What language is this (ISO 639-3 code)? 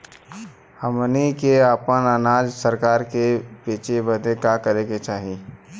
bho